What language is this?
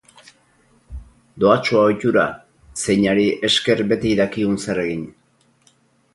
Basque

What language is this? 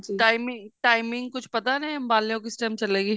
Punjabi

